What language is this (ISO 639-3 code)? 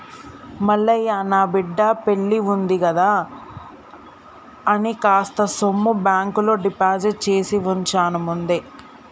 tel